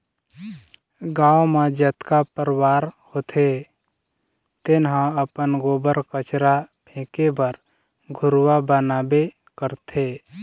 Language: Chhattisgarhi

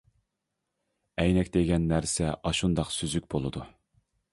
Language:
Uyghur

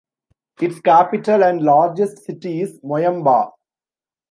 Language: English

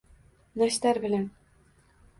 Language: Uzbek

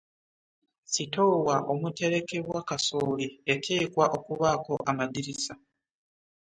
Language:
Ganda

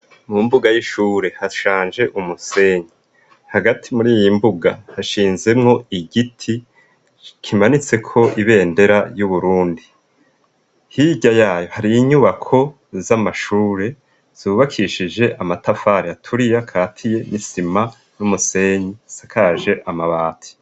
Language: Rundi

